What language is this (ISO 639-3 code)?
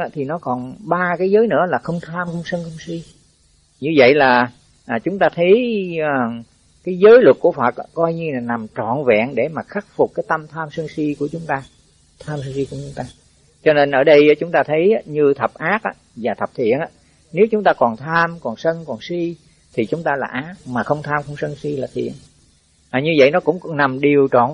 vie